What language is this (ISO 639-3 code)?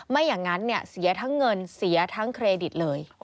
tha